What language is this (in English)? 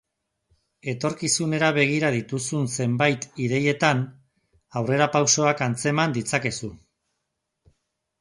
Basque